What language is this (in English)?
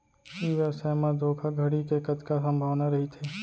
Chhattisgarhi